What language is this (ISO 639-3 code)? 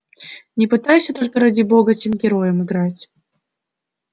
rus